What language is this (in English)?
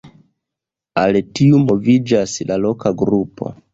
Esperanto